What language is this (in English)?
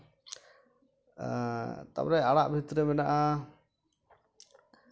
Santali